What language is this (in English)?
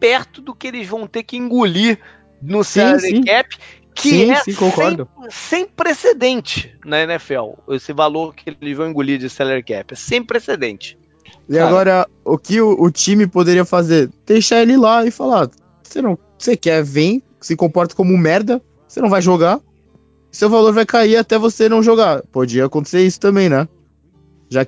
Portuguese